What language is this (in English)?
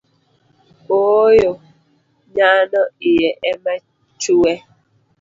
Luo (Kenya and Tanzania)